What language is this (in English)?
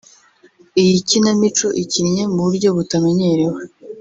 Kinyarwanda